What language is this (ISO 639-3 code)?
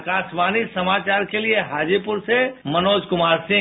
hin